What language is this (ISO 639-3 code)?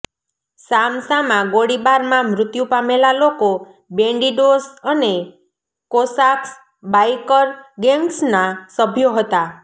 guj